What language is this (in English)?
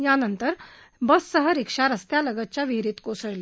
Marathi